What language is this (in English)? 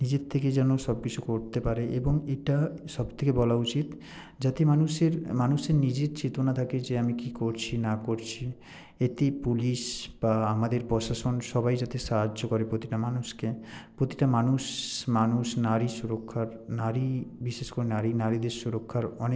Bangla